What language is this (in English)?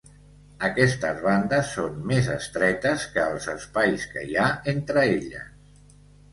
Catalan